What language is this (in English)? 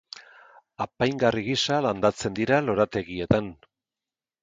Basque